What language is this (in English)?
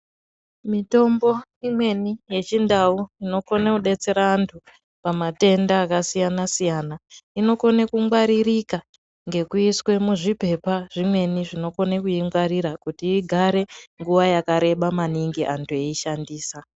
Ndau